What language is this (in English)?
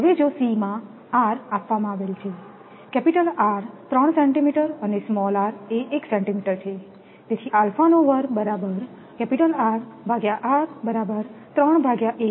Gujarati